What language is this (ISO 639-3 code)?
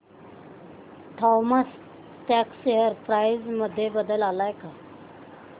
mar